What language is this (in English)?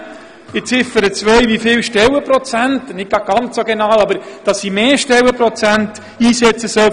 Swiss German